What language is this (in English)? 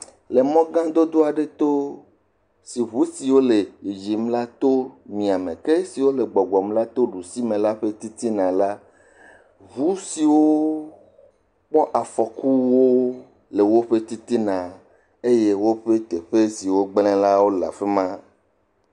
Ewe